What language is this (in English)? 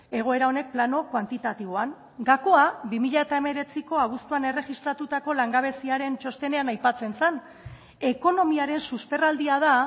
Basque